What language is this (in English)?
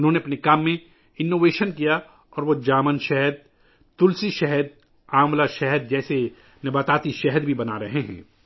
Urdu